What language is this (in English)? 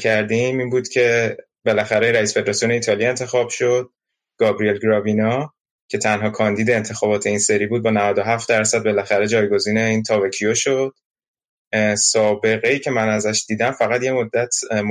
Persian